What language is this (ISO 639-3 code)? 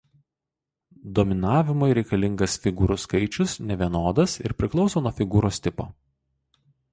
lit